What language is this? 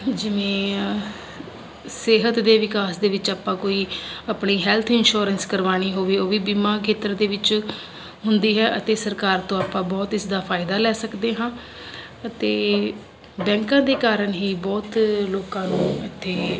Punjabi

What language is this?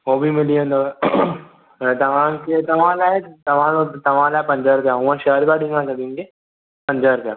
Sindhi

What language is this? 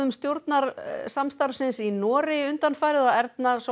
Icelandic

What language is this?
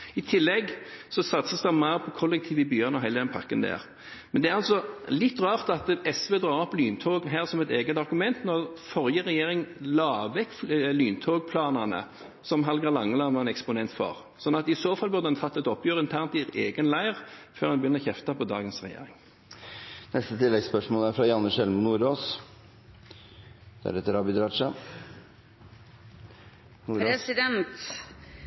Norwegian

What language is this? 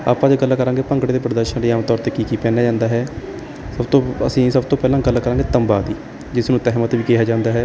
Punjabi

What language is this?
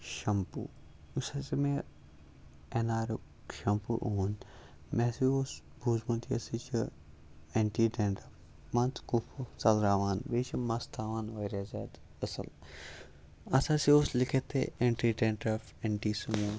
Kashmiri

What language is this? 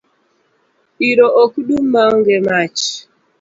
Luo (Kenya and Tanzania)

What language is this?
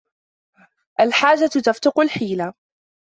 Arabic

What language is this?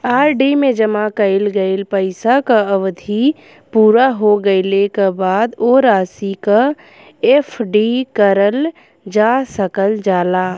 Bhojpuri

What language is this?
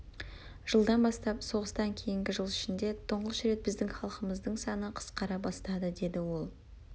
Kazakh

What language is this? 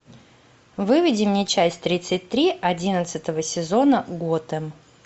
Russian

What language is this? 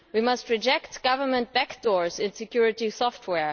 English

